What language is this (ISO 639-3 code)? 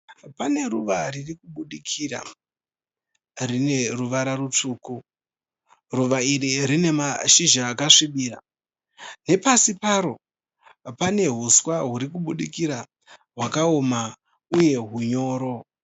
sna